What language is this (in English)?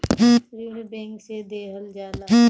Bhojpuri